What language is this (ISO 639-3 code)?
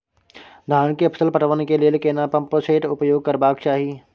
mai